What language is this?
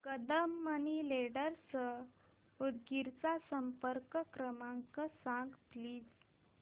Marathi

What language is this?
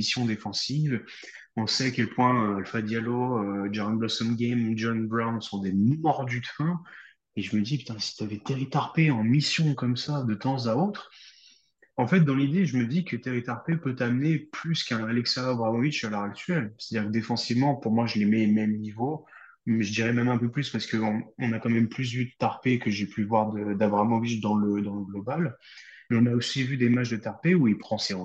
French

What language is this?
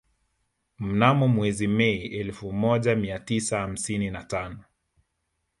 Swahili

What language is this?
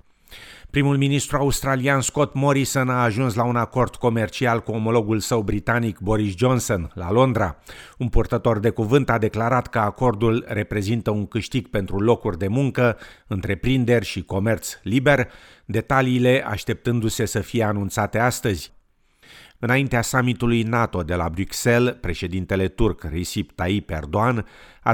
Romanian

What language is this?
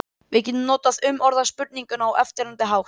Icelandic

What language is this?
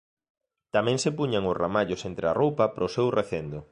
Galician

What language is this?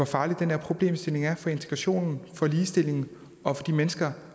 Danish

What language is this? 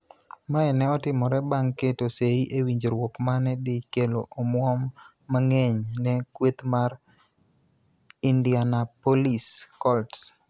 Luo (Kenya and Tanzania)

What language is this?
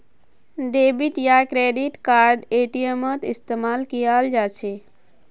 Magahi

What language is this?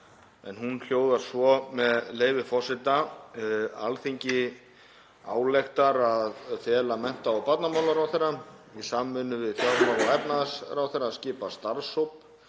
Icelandic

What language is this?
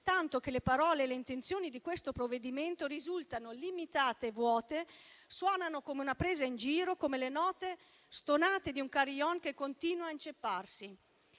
Italian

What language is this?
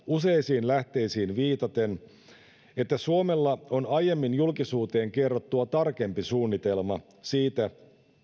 Finnish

